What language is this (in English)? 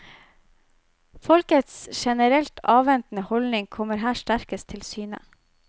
Norwegian